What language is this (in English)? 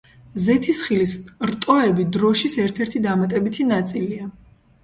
Georgian